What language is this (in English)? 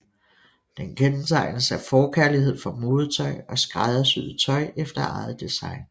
Danish